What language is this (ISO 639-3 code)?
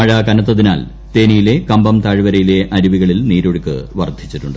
mal